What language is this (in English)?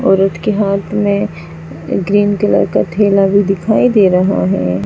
Hindi